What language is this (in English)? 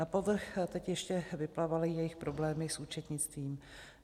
Czech